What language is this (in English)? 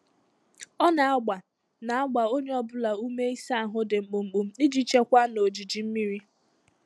Igbo